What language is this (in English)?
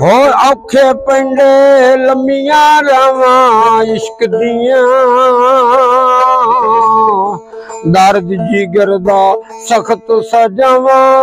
Arabic